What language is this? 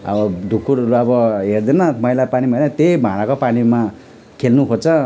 Nepali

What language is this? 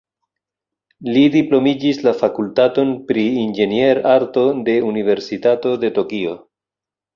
Esperanto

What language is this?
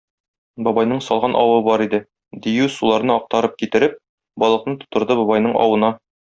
Tatar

